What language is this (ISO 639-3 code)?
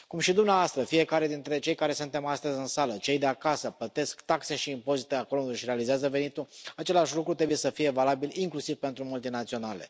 ron